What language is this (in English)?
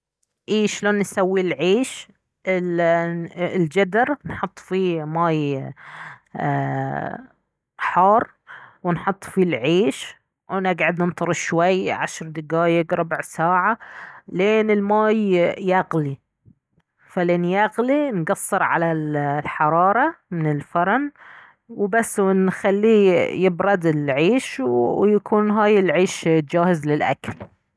Baharna Arabic